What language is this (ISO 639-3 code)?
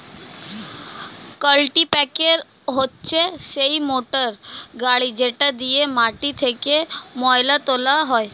ben